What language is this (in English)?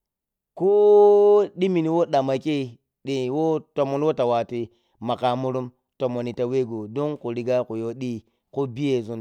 Piya-Kwonci